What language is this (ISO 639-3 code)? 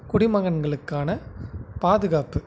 tam